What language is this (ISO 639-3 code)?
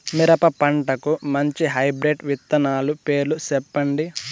tel